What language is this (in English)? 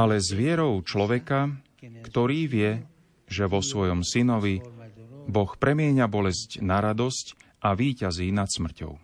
Slovak